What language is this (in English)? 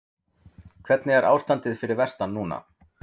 Icelandic